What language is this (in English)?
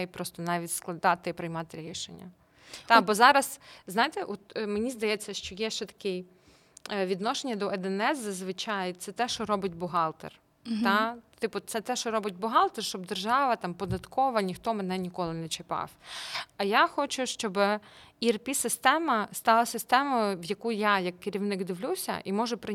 Ukrainian